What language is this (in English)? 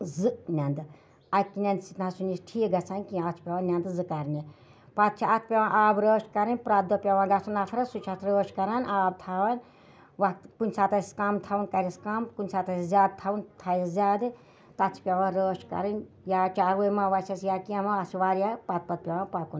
Kashmiri